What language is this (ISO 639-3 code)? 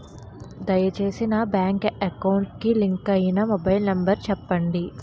tel